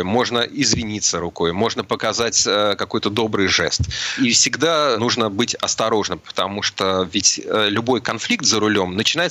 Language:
Russian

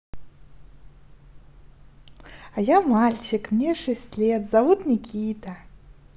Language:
Russian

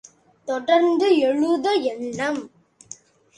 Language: Tamil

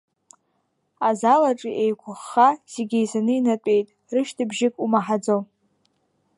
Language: Abkhazian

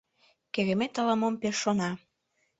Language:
Mari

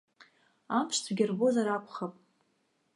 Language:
Abkhazian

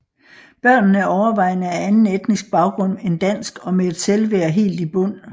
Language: Danish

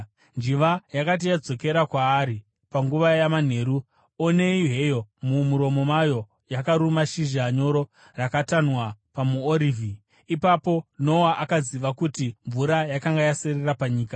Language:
Shona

